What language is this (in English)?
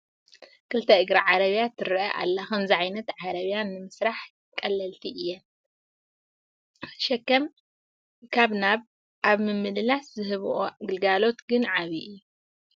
Tigrinya